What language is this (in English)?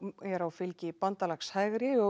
Icelandic